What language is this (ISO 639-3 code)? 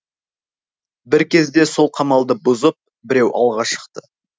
kaz